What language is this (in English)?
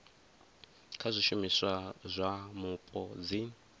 Venda